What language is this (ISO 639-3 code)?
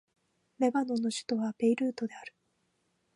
jpn